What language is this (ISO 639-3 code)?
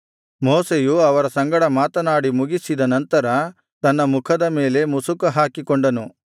kan